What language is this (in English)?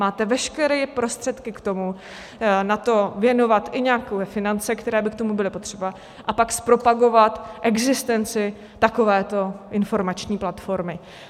Czech